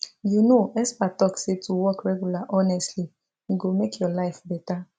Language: Nigerian Pidgin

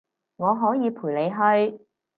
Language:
Cantonese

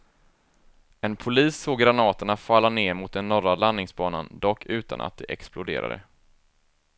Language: Swedish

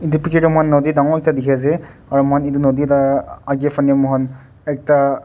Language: Naga Pidgin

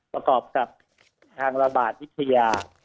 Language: Thai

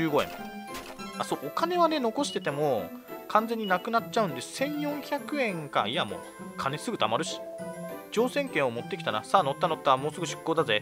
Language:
Japanese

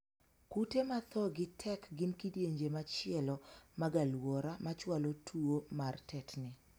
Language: Luo (Kenya and Tanzania)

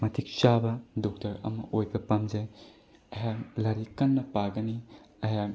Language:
Manipuri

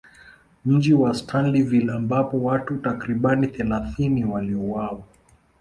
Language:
Swahili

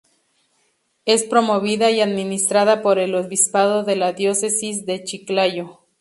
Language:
Spanish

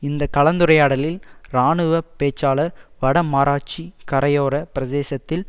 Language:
Tamil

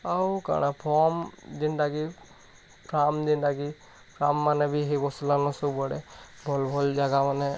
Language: Odia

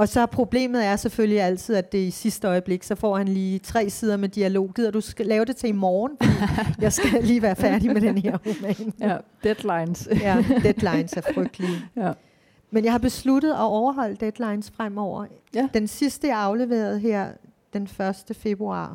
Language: Danish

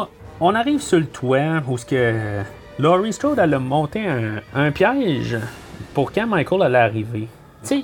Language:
French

